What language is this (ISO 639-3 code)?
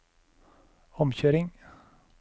nor